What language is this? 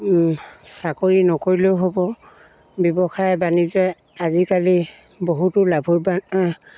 Assamese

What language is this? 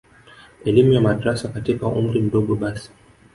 Swahili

